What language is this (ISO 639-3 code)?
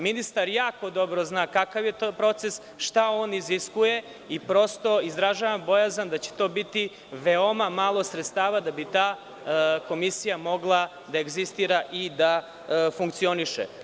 srp